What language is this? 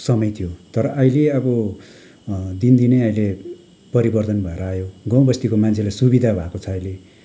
Nepali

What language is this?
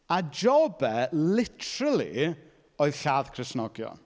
Welsh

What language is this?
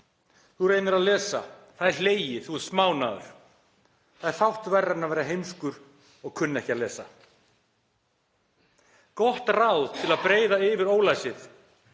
Icelandic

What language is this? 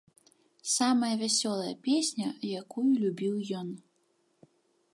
Belarusian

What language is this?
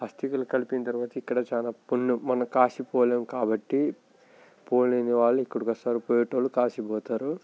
Telugu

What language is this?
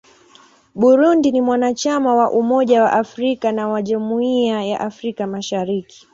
Swahili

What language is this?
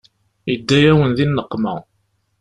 Kabyle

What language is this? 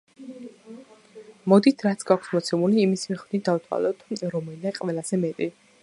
Georgian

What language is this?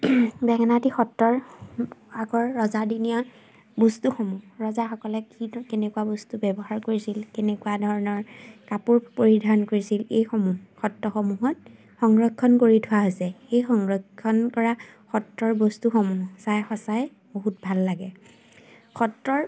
Assamese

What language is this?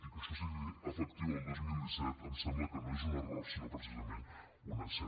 Catalan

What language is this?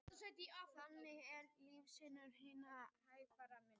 Icelandic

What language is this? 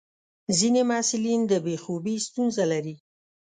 Pashto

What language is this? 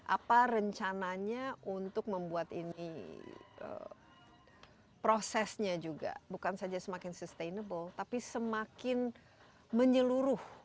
Indonesian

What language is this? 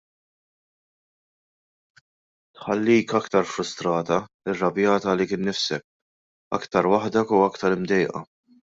Maltese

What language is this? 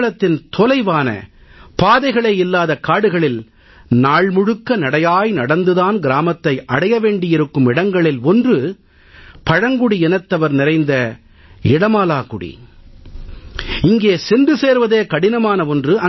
Tamil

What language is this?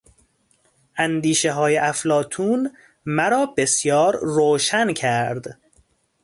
Persian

